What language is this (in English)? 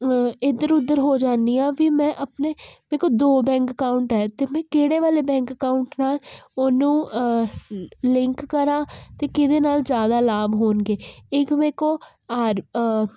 Punjabi